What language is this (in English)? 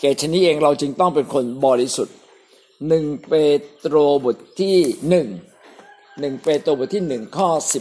Thai